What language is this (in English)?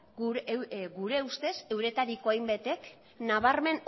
Basque